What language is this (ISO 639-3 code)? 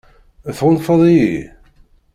kab